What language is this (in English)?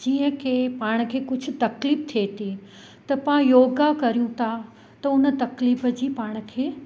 Sindhi